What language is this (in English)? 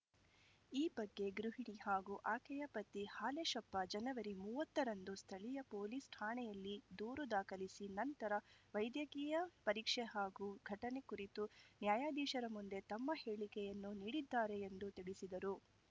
Kannada